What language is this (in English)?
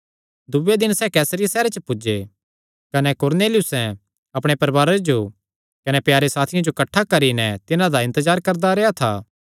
Kangri